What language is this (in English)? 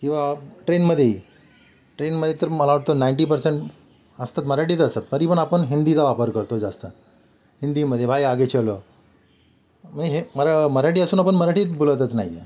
Marathi